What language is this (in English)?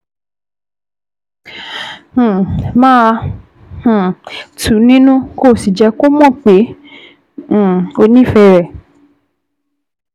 Yoruba